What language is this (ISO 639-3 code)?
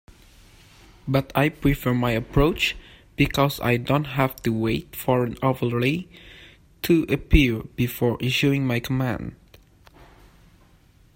eng